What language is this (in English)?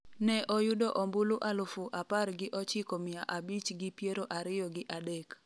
Luo (Kenya and Tanzania)